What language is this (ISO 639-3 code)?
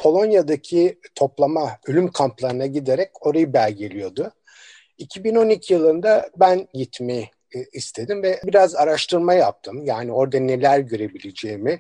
tur